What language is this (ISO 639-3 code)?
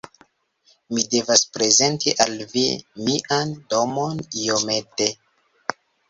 epo